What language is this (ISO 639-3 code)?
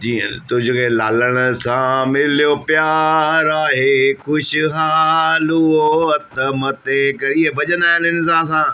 snd